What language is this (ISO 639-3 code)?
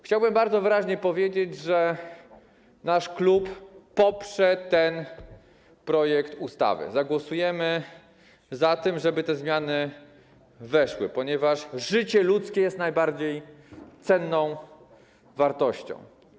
pol